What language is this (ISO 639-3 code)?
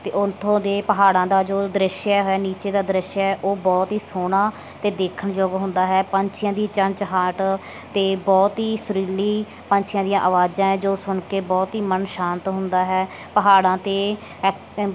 pan